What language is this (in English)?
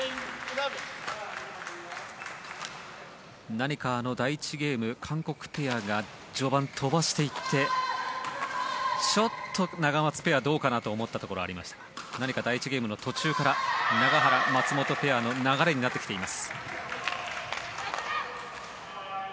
Japanese